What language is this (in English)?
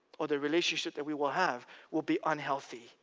English